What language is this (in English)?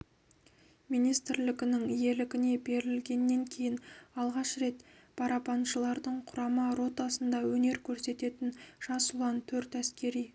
Kazakh